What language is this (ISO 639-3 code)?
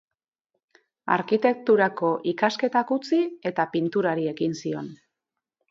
eus